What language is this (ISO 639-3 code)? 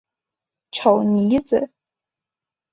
zho